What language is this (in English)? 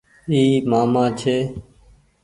Goaria